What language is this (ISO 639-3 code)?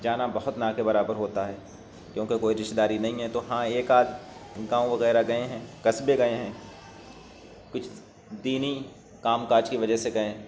urd